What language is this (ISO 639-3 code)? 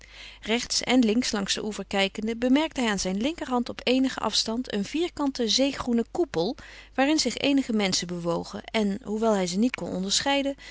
nld